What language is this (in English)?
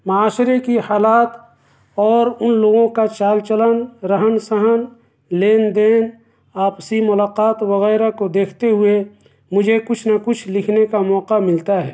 Urdu